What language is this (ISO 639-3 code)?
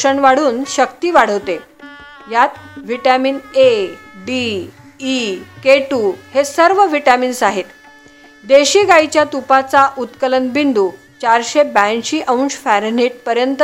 mar